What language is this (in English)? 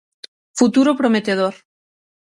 Galician